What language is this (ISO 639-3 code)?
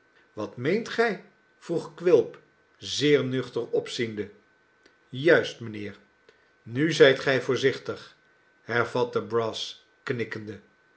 nld